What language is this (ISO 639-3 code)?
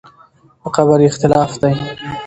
pus